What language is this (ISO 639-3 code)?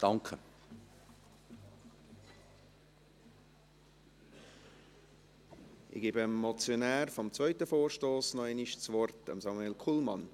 gsw